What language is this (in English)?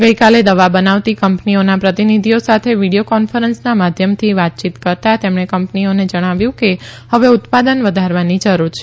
Gujarati